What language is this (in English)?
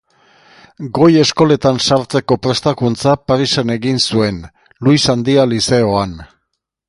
Basque